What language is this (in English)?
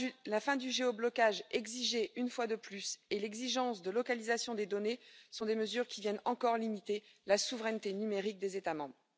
French